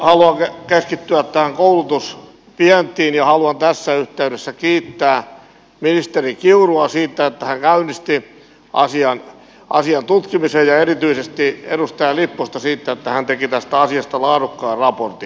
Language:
Finnish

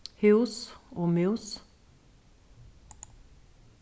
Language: Faroese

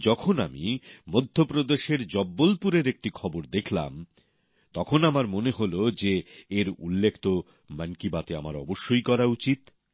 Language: Bangla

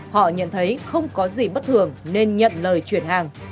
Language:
Vietnamese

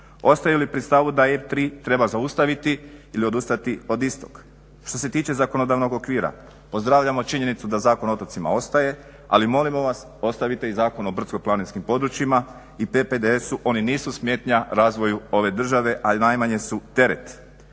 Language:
Croatian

